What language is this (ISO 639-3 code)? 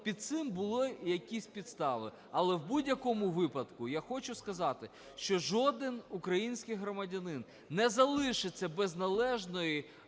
ukr